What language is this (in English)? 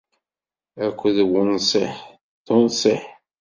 Kabyle